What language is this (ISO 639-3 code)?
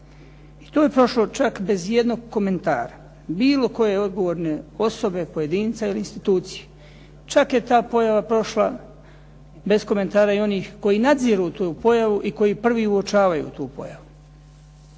hrv